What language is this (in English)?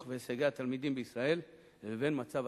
Hebrew